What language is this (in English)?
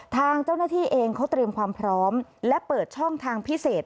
Thai